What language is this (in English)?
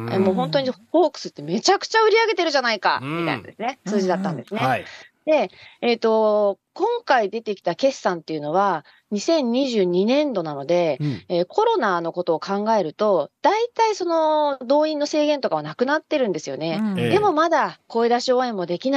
Japanese